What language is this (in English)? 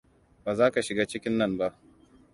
Hausa